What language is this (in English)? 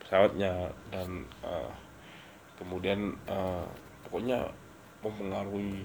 Indonesian